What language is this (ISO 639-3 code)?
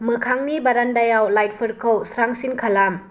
brx